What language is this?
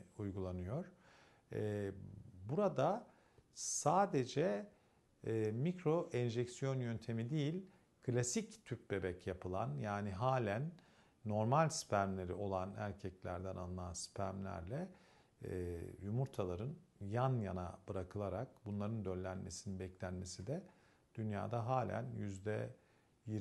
Turkish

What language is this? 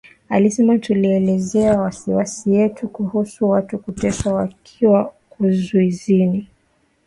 Swahili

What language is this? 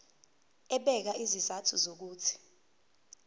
Zulu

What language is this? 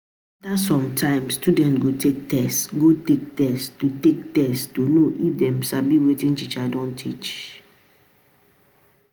Nigerian Pidgin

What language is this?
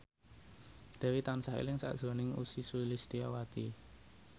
Javanese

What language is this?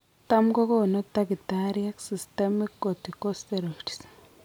Kalenjin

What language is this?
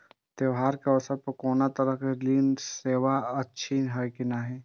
Maithili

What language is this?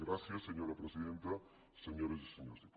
Catalan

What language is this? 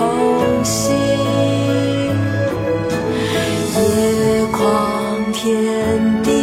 Chinese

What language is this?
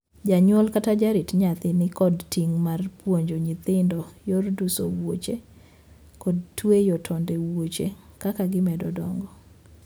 Luo (Kenya and Tanzania)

